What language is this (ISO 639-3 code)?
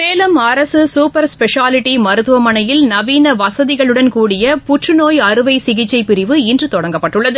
tam